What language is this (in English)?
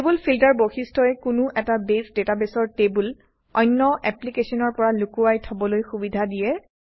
Assamese